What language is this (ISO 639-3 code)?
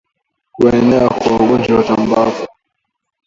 swa